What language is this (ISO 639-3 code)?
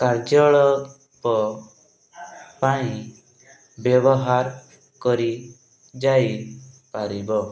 ori